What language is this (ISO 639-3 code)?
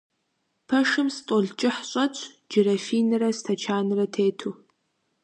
kbd